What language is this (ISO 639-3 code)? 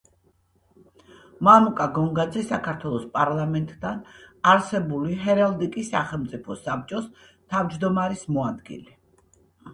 kat